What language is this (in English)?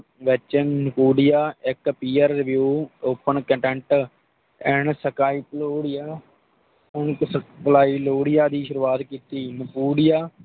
Punjabi